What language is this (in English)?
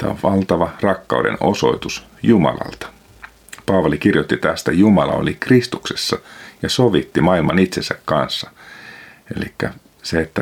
Finnish